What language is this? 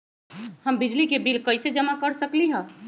Magahi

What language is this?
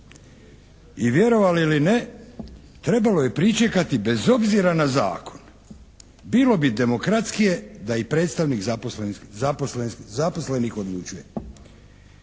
Croatian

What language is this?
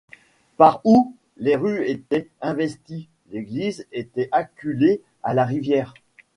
French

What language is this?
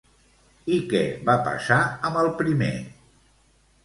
Catalan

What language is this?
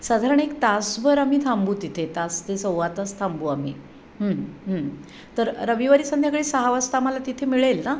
Marathi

